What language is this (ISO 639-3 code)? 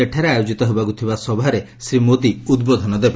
ori